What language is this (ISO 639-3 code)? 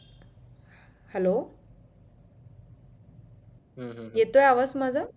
mar